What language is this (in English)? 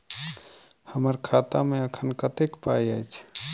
Maithili